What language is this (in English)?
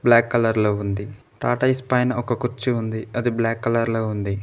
Telugu